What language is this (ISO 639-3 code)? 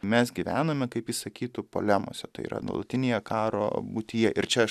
lit